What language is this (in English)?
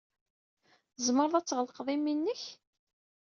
Kabyle